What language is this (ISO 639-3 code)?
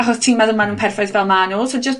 cym